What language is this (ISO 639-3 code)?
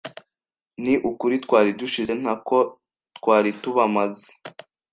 kin